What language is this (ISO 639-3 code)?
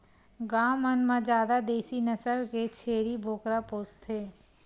hne